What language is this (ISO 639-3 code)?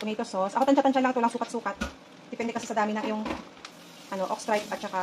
fil